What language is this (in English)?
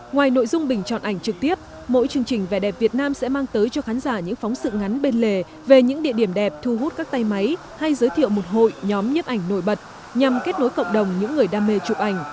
Vietnamese